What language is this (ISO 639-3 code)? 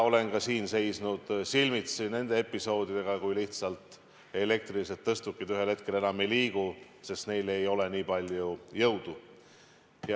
est